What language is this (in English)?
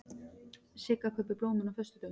Icelandic